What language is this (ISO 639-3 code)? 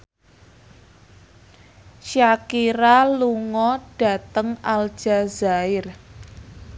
jav